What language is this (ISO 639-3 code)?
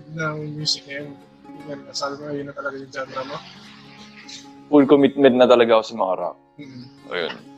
fil